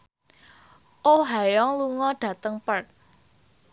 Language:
Javanese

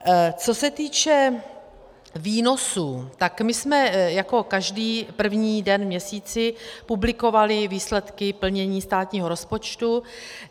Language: Czech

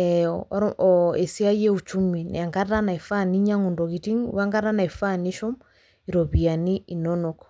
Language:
Masai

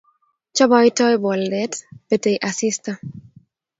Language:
Kalenjin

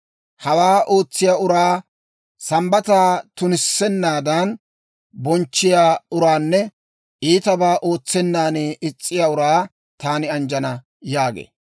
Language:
Dawro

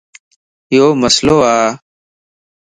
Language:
Lasi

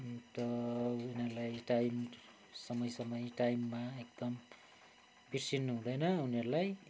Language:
Nepali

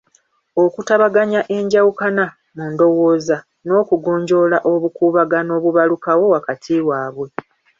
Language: Ganda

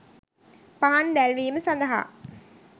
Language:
Sinhala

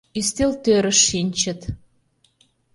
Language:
Mari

